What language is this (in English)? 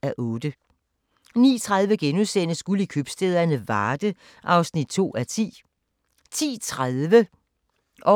Danish